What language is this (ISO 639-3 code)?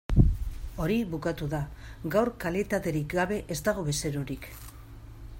eus